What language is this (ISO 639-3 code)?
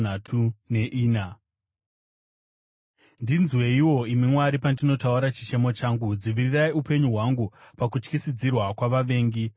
sna